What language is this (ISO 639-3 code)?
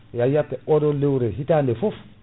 ful